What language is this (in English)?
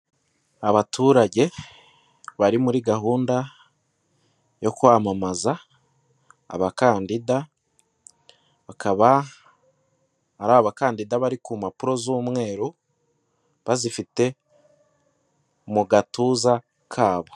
Kinyarwanda